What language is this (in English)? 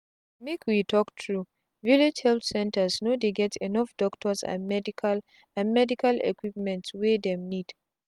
Nigerian Pidgin